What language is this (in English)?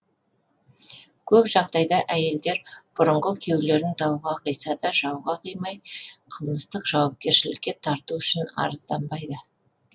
Kazakh